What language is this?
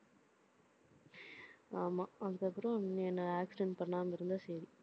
Tamil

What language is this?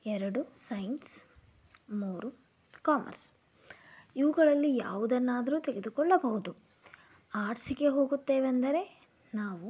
Kannada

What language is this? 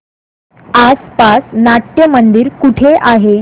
Marathi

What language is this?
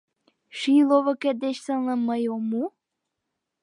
Mari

